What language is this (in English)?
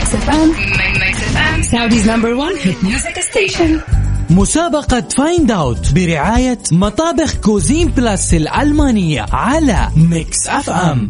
Arabic